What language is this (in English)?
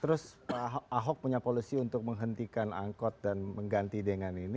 Indonesian